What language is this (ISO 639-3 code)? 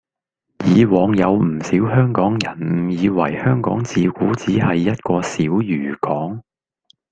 yue